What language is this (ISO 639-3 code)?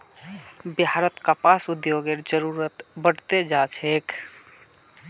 mag